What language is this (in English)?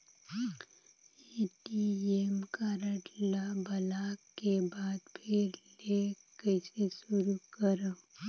Chhattisgarhi